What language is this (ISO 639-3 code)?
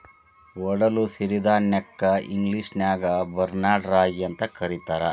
kan